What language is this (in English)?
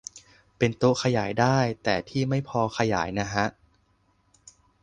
Thai